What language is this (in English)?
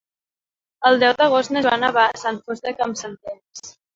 Catalan